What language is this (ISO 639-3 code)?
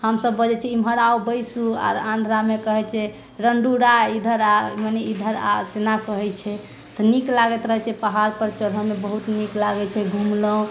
mai